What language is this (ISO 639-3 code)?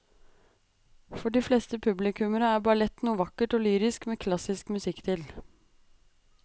nor